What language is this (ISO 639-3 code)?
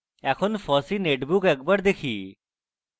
ben